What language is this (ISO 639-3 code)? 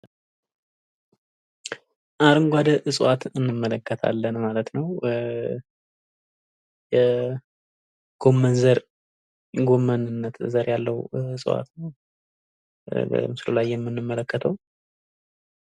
amh